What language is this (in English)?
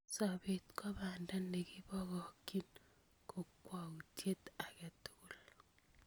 Kalenjin